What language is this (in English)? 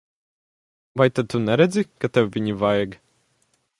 Latvian